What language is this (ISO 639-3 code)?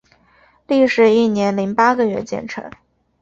zho